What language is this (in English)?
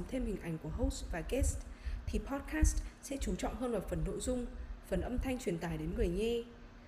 Vietnamese